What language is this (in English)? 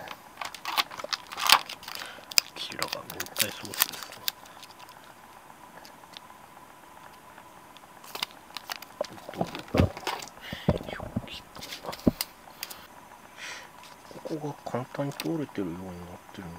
Japanese